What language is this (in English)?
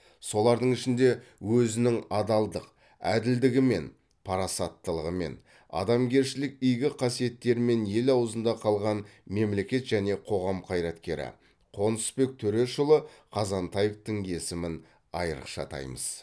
Kazakh